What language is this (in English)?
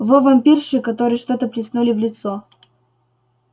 Russian